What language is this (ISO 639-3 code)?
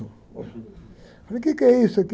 por